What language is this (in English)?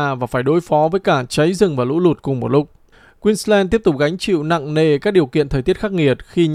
Vietnamese